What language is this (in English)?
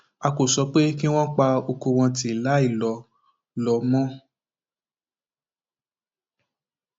Yoruba